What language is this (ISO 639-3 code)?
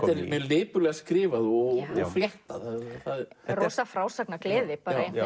isl